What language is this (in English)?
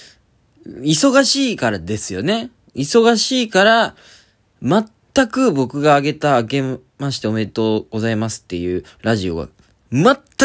Japanese